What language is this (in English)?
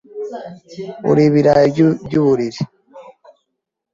Kinyarwanda